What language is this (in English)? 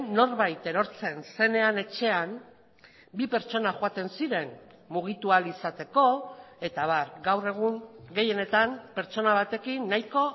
Basque